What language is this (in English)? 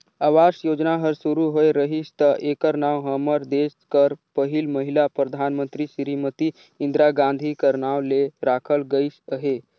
Chhattisgarhi